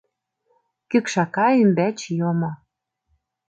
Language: Mari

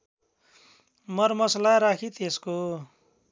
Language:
Nepali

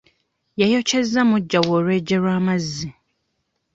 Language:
Ganda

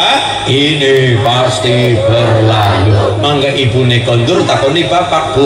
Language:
Indonesian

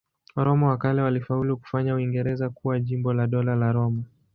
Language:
Swahili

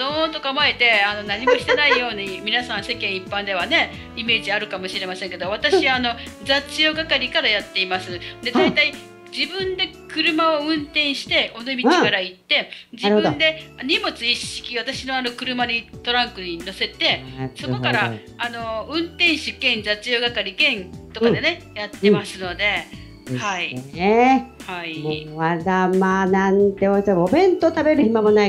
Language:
Japanese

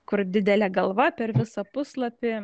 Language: Lithuanian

